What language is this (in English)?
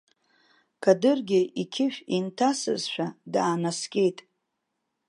Abkhazian